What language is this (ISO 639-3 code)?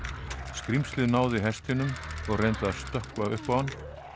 isl